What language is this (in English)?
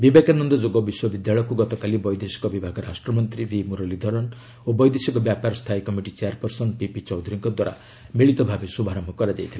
Odia